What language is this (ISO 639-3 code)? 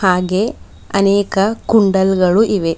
kan